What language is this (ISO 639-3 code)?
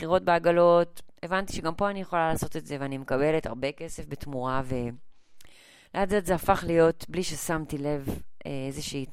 heb